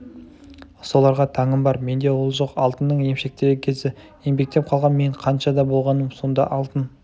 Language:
Kazakh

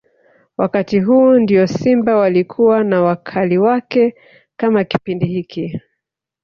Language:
Swahili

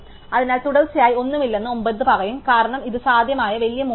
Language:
Malayalam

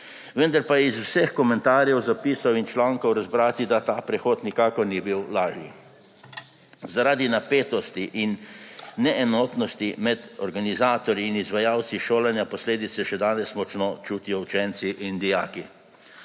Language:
Slovenian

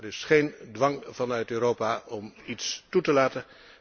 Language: Dutch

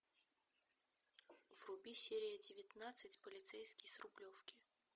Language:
Russian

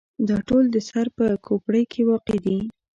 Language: Pashto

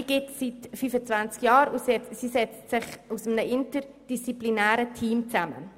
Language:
Swiss German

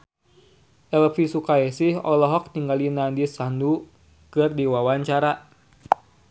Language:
Sundanese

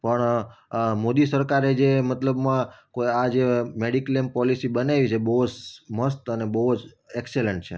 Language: Gujarati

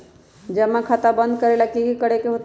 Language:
Magahi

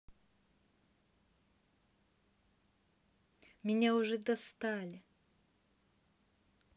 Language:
Russian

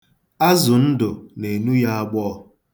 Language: Igbo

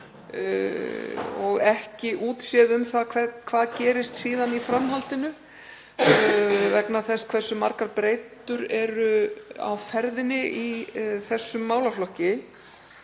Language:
Icelandic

